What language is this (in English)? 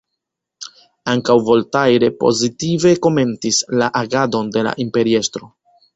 Esperanto